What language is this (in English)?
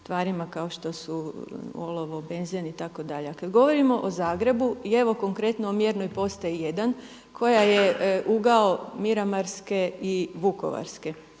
Croatian